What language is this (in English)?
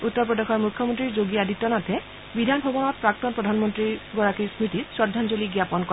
Assamese